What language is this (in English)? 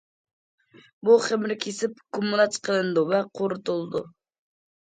Uyghur